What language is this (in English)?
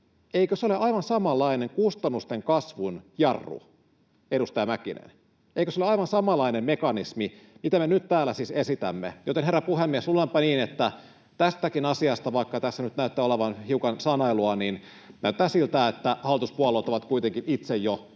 Finnish